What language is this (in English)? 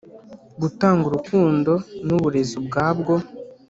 Kinyarwanda